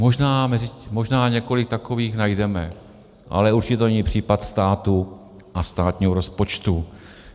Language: Czech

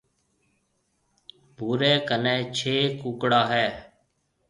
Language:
Marwari (Pakistan)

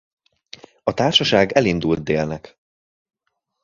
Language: Hungarian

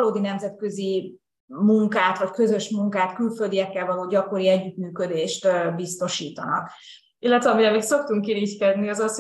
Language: Hungarian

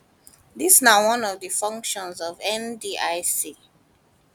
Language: Nigerian Pidgin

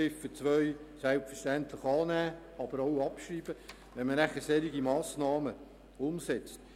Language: Swiss German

